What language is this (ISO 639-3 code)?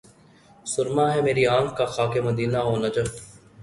urd